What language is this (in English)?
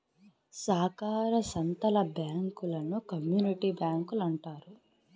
Telugu